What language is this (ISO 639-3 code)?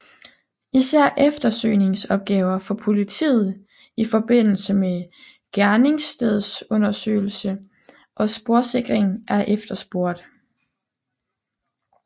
dan